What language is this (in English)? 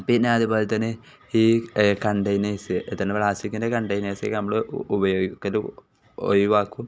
Malayalam